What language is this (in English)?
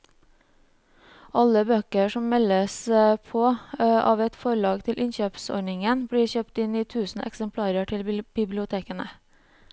Norwegian